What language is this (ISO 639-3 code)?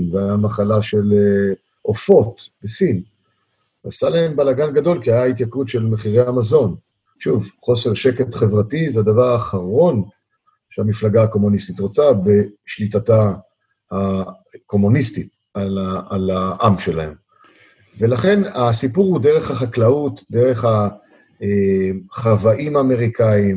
heb